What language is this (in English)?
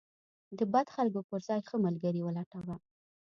Pashto